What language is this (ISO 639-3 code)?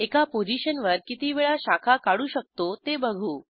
mar